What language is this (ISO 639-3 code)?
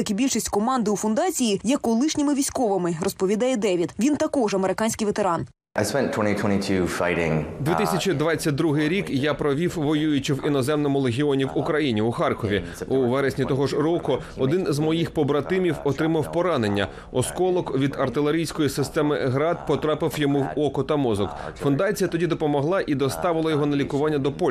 ukr